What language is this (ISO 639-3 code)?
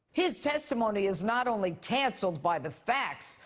eng